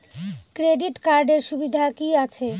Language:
Bangla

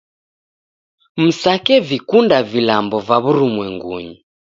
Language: Taita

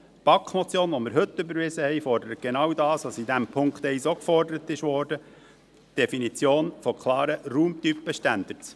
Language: Swiss German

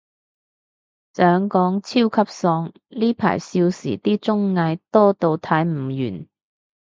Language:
Cantonese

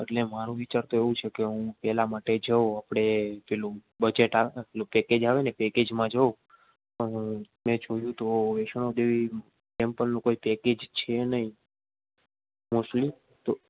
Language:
Gujarati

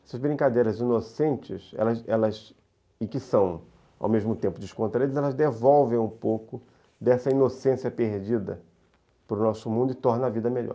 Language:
Portuguese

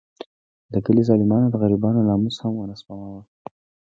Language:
Pashto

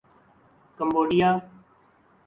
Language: Urdu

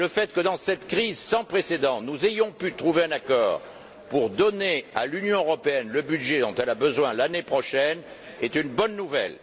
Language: French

